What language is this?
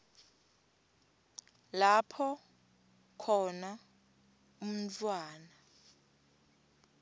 Swati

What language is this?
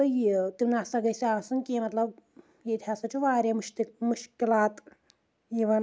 Kashmiri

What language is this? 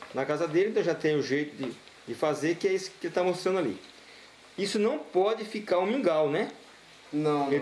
Portuguese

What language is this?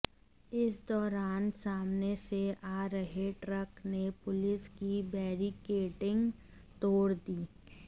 Hindi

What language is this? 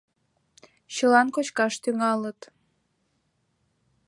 Mari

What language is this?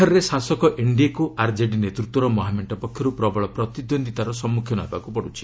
Odia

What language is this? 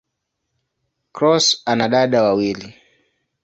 Swahili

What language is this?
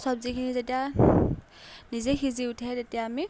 Assamese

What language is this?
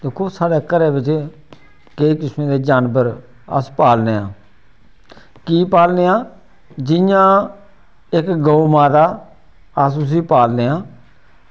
Dogri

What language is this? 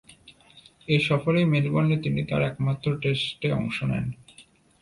Bangla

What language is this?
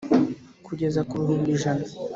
Kinyarwanda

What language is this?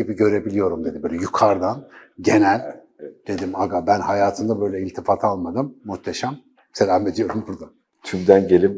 Turkish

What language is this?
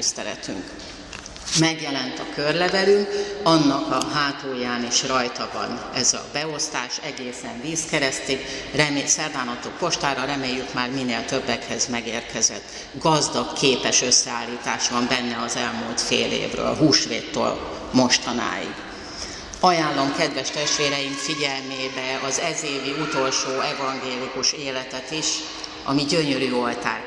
Hungarian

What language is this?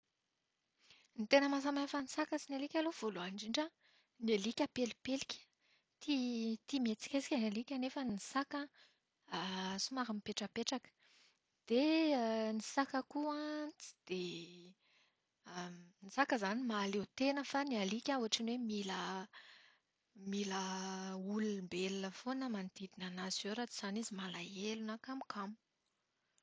Malagasy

